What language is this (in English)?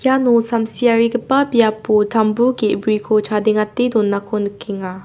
Garo